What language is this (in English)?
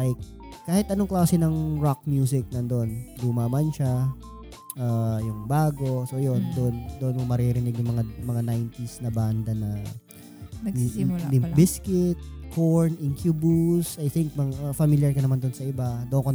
Filipino